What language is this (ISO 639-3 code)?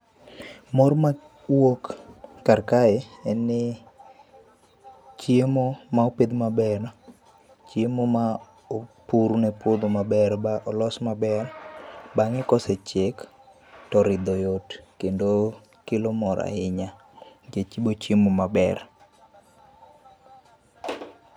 luo